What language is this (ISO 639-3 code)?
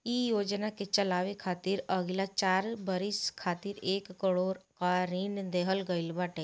bho